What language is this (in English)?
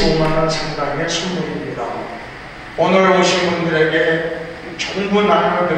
Korean